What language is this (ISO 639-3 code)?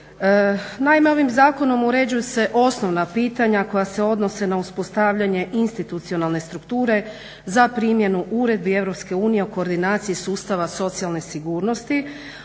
hrv